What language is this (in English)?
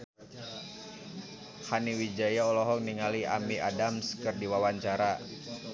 Sundanese